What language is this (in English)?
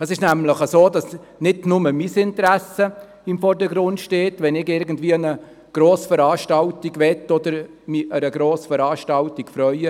Swiss German